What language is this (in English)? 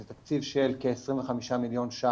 Hebrew